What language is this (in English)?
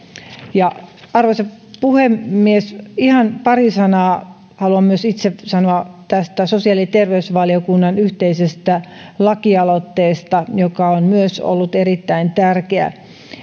Finnish